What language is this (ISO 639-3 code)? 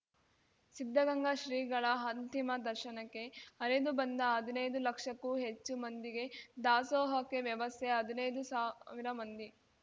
kan